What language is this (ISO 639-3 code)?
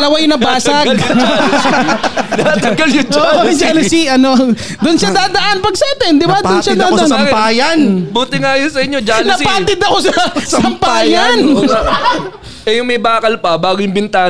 fil